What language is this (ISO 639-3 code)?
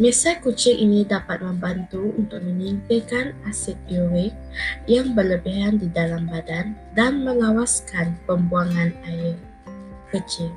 msa